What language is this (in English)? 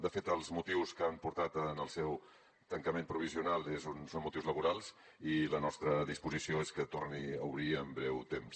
Catalan